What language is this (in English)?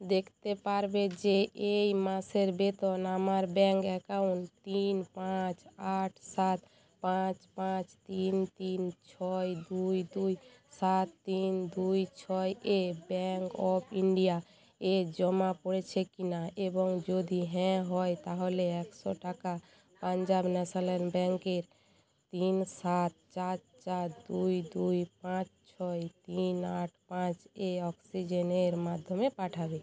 Bangla